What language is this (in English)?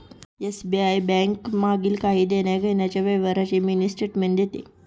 Marathi